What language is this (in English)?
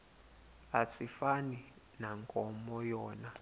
Xhosa